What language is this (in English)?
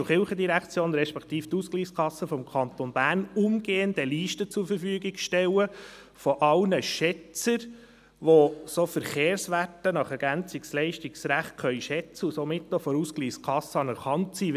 Swiss German